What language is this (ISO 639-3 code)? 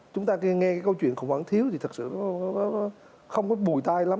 vie